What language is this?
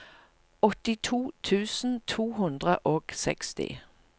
Norwegian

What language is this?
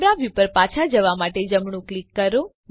Gujarati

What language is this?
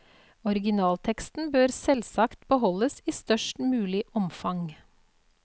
Norwegian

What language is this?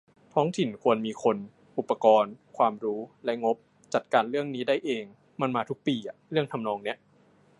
Thai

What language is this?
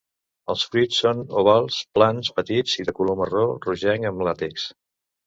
Catalan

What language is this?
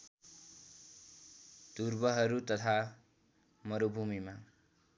Nepali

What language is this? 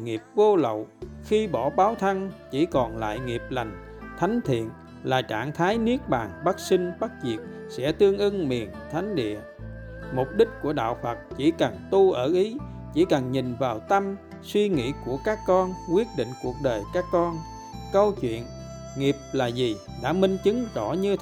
Vietnamese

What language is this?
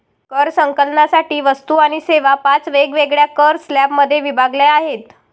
Marathi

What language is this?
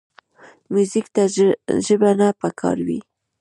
Pashto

